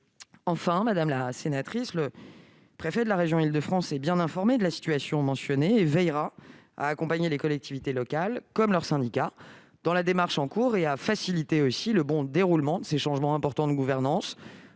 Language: French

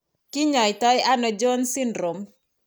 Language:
Kalenjin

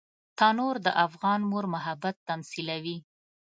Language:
Pashto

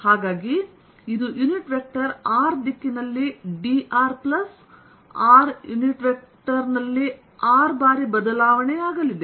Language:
Kannada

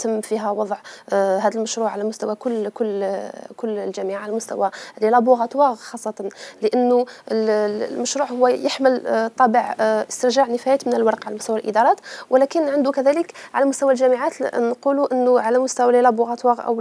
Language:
Arabic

